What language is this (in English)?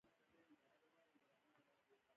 Pashto